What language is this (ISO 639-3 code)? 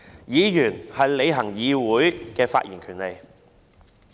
yue